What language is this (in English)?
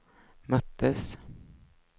Swedish